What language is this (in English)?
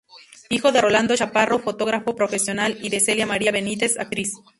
Spanish